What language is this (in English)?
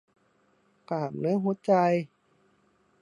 Thai